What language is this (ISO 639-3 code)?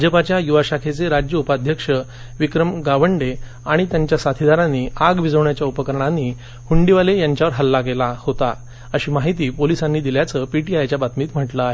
mar